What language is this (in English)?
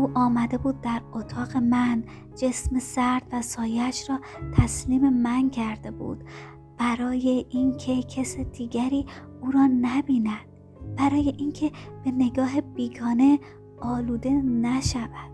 Persian